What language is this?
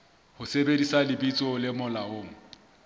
Southern Sotho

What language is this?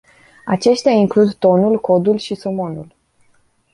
Romanian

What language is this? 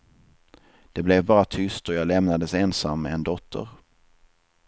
Swedish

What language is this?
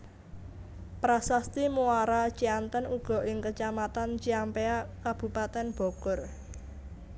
Javanese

